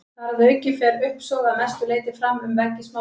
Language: Icelandic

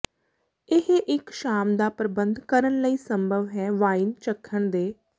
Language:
Punjabi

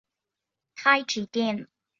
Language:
Chinese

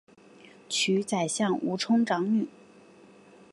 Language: Chinese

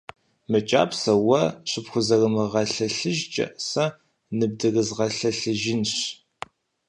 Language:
Kabardian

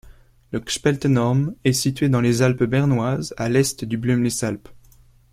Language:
French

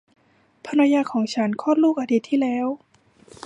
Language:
Thai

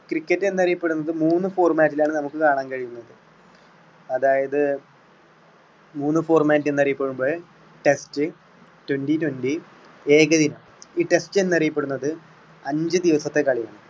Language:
Malayalam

